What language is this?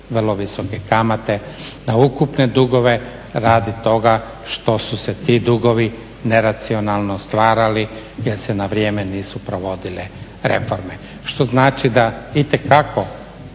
Croatian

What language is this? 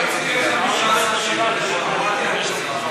Hebrew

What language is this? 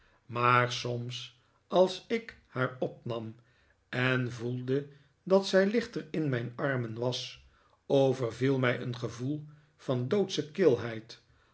Dutch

